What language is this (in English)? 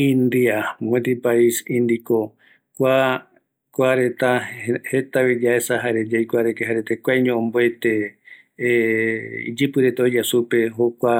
Eastern Bolivian Guaraní